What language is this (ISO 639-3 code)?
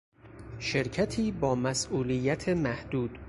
fas